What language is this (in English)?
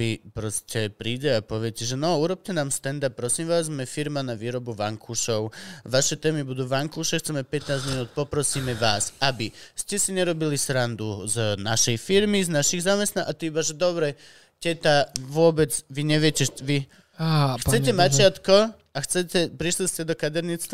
Slovak